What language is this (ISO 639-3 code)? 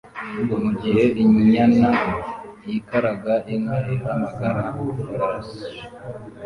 kin